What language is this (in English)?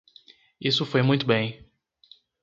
Portuguese